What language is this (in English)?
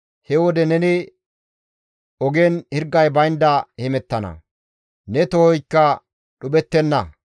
Gamo